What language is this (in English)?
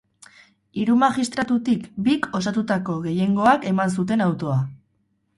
Basque